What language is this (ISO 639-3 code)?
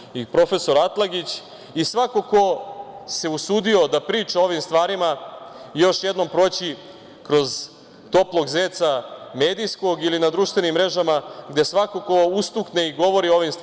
srp